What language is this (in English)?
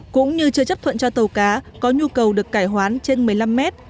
Vietnamese